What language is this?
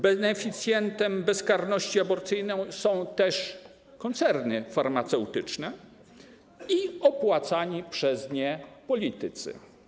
Polish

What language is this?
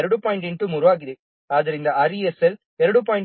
Kannada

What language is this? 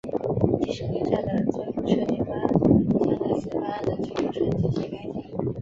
Chinese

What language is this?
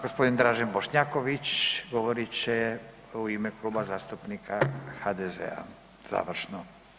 Croatian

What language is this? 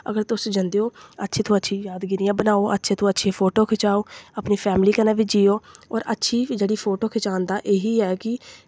Dogri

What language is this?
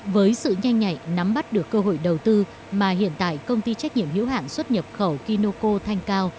Vietnamese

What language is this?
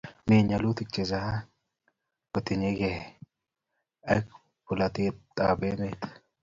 Kalenjin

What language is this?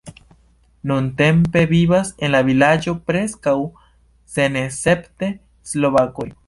Esperanto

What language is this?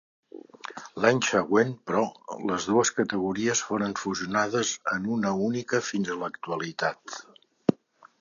Catalan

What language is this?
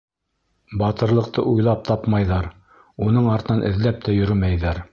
Bashkir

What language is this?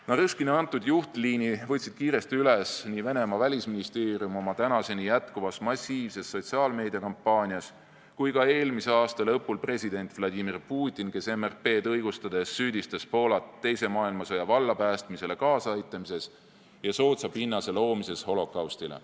Estonian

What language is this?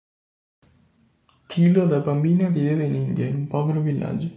Italian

